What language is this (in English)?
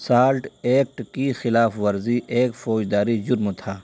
Urdu